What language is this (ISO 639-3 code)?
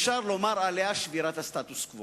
heb